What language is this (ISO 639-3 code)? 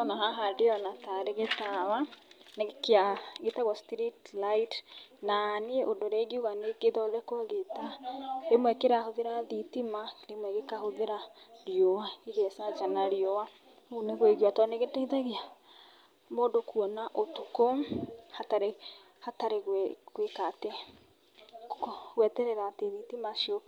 kik